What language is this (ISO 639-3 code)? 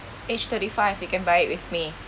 eng